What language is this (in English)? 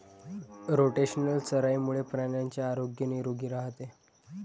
Marathi